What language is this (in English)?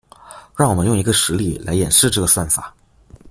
Chinese